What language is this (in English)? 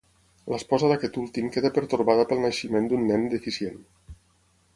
Catalan